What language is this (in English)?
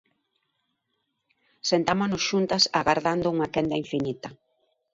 Galician